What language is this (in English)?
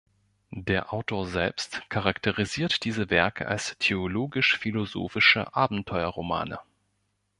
German